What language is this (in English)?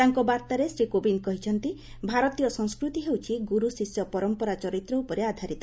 Odia